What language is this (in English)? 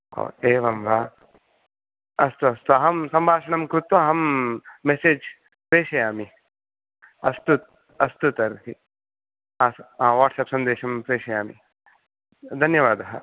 Sanskrit